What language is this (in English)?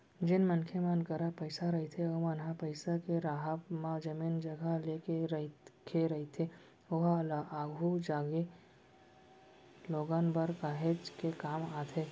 Chhattisgarhi